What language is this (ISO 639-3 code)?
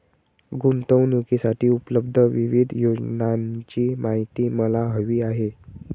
mar